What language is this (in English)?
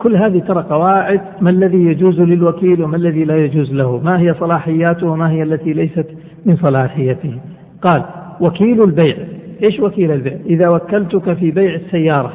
Arabic